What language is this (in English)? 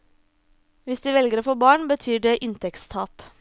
Norwegian